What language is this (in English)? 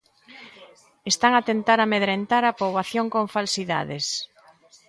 Galician